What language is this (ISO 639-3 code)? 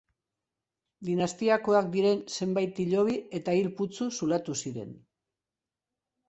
eus